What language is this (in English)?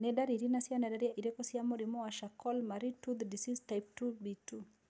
Kikuyu